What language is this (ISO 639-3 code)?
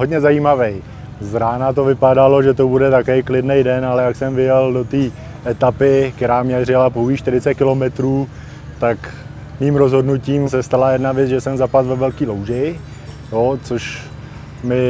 ces